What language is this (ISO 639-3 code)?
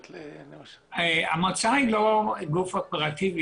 heb